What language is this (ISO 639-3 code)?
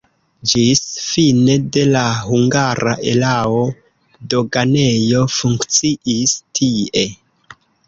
epo